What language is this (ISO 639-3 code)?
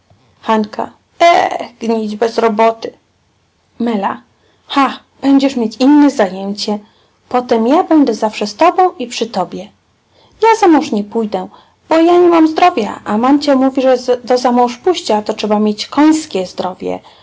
pol